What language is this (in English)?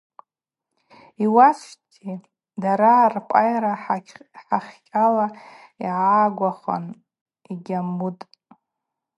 Abaza